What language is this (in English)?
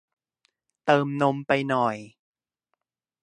Thai